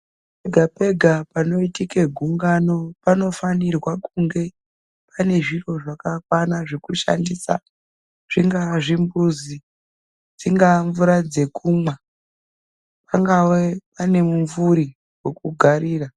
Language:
Ndau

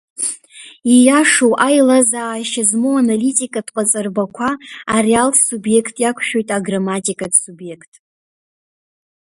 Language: Abkhazian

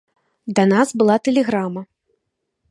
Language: Belarusian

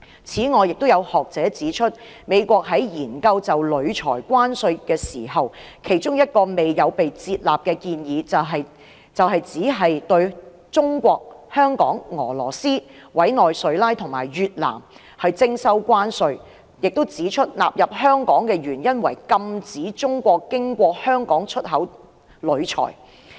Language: Cantonese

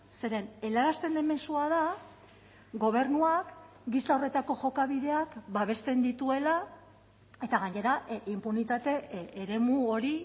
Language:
Basque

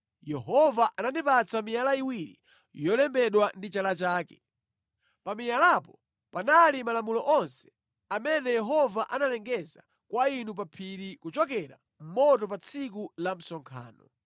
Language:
Nyanja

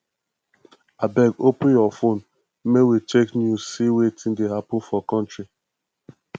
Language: Nigerian Pidgin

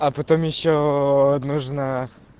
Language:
Russian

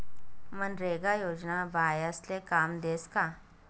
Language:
Marathi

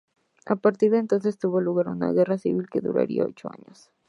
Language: Spanish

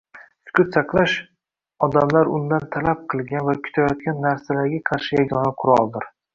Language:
Uzbek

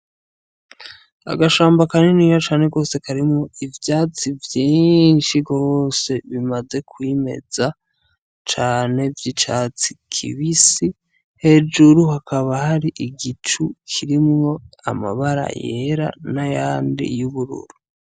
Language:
Rundi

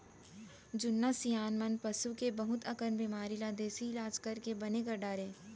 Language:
Chhattisgarhi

